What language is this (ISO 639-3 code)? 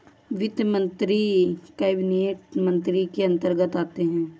hin